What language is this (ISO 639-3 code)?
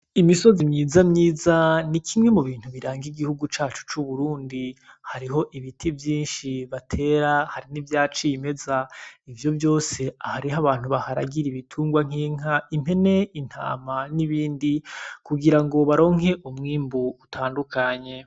run